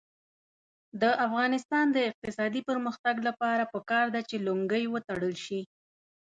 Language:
Pashto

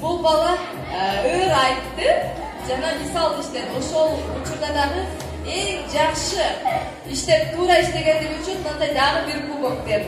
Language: Turkish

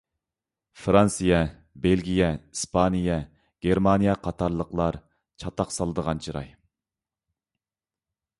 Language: Uyghur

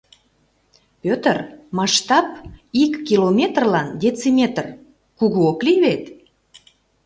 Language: Mari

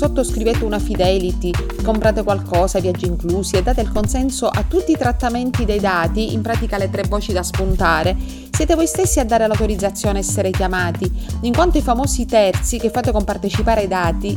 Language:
Italian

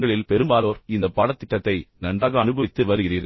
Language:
Tamil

